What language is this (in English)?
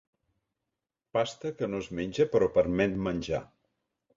Catalan